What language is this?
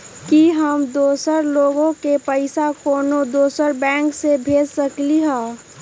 Magahi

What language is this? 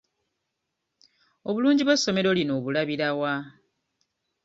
Ganda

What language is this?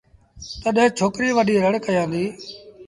Sindhi Bhil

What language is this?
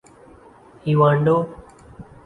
Urdu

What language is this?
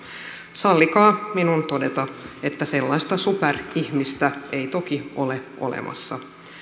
Finnish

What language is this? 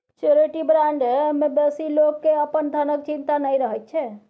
Maithili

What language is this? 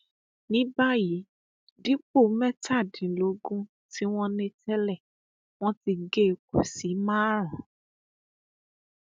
Yoruba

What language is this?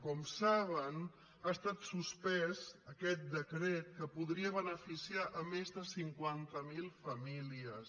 Catalan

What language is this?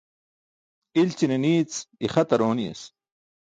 Burushaski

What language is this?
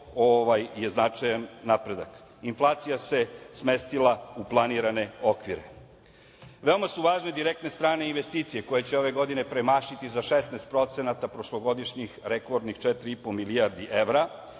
Serbian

